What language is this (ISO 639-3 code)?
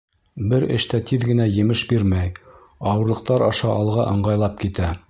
bak